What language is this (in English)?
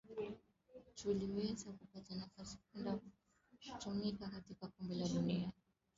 Swahili